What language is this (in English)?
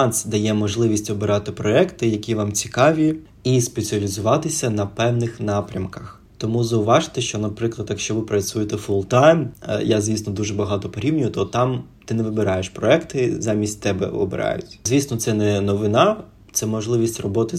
Ukrainian